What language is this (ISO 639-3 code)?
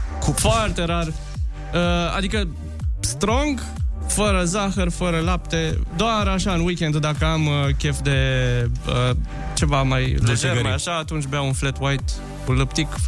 ron